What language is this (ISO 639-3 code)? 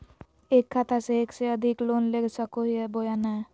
mag